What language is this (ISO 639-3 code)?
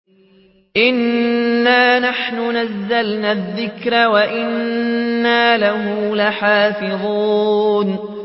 ara